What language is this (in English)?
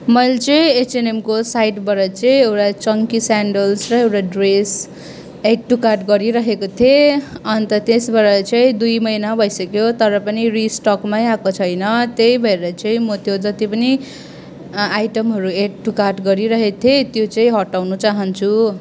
Nepali